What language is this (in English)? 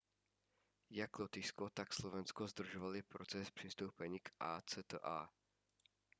Czech